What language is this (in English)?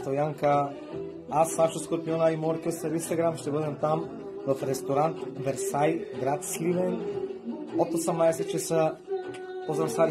Bulgarian